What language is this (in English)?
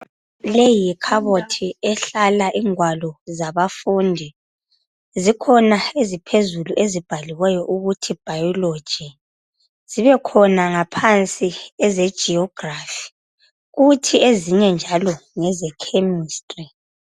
North Ndebele